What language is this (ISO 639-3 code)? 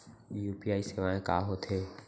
hne